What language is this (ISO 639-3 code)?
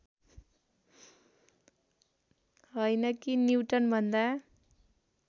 nep